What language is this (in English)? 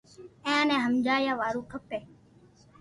Loarki